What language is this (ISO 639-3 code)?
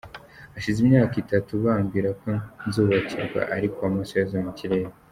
kin